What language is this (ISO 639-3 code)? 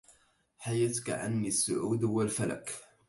ara